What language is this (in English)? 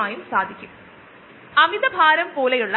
Malayalam